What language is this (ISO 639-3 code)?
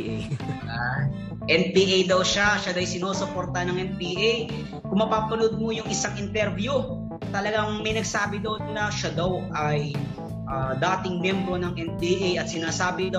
fil